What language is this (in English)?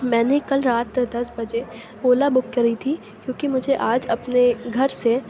Urdu